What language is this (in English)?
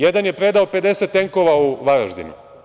Serbian